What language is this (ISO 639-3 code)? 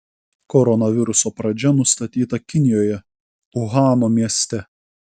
lit